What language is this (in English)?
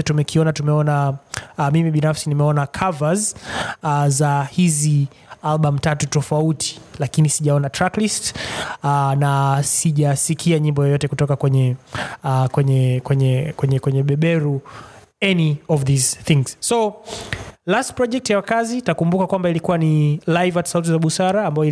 Swahili